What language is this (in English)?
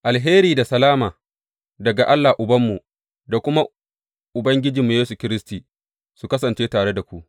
Hausa